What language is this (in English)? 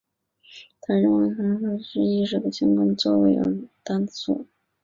Chinese